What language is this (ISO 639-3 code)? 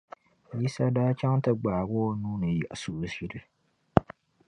dag